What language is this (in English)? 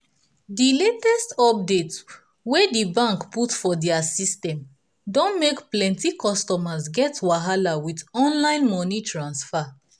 Nigerian Pidgin